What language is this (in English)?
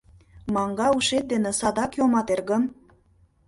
Mari